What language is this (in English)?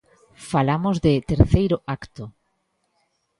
Galician